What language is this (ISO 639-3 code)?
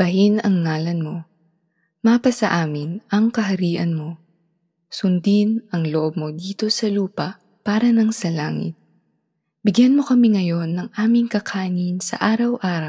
fil